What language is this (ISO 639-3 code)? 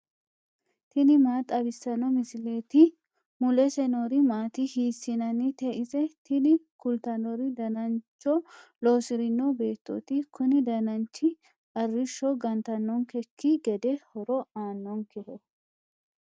sid